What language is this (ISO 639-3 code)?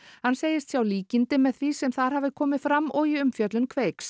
isl